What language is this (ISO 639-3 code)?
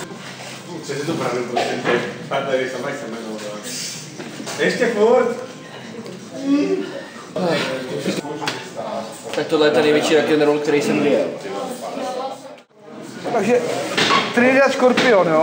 ces